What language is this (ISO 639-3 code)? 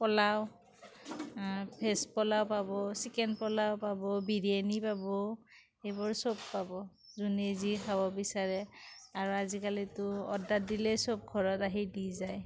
asm